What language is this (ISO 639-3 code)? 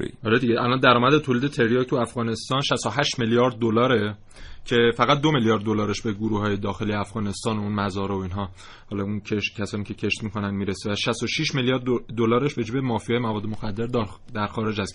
fas